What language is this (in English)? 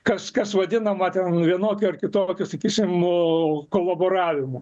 Lithuanian